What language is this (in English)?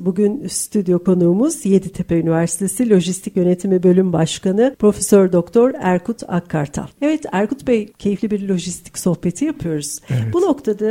Turkish